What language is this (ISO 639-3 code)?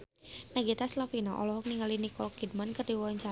sun